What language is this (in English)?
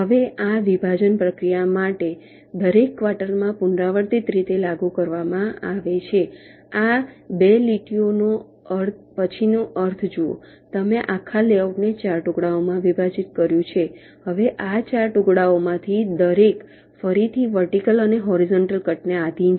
Gujarati